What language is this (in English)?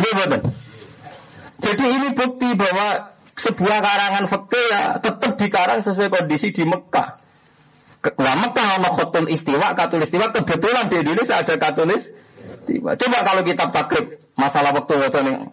Malay